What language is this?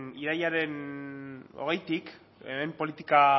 Basque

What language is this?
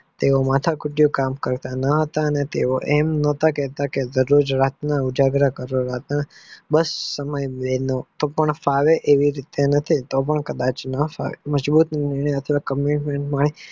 Gujarati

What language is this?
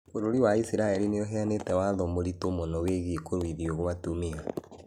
Kikuyu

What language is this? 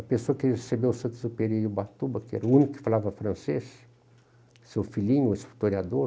Portuguese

